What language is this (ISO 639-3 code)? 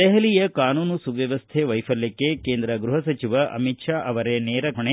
kan